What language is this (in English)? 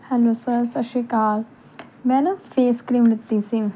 Punjabi